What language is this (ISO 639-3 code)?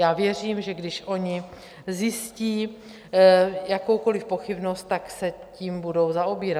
ces